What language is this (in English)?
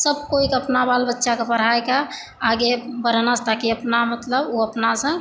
Maithili